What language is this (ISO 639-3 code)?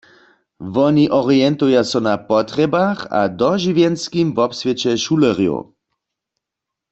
hsb